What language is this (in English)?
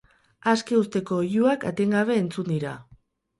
Basque